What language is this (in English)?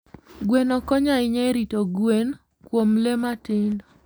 Luo (Kenya and Tanzania)